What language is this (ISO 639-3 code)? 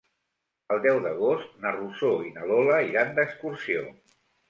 cat